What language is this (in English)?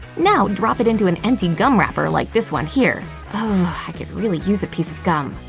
English